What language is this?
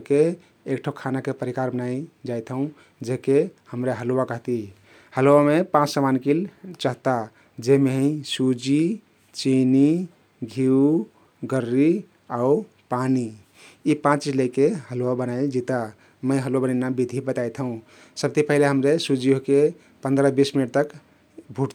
Kathoriya Tharu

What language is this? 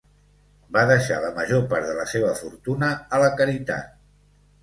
Catalan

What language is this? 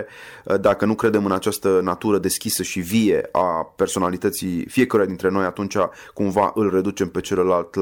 Romanian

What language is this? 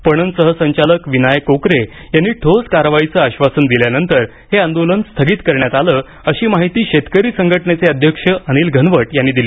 Marathi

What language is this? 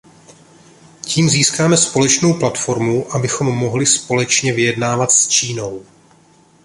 Czech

